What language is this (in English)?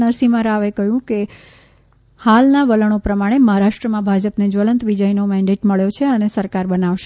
Gujarati